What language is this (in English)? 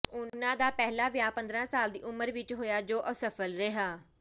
Punjabi